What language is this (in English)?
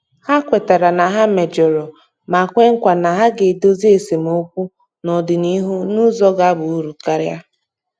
Igbo